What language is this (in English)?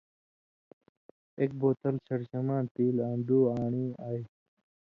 Indus Kohistani